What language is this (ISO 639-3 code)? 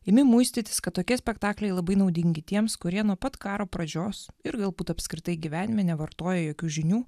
lit